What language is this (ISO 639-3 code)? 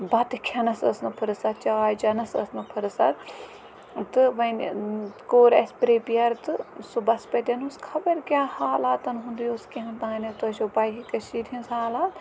kas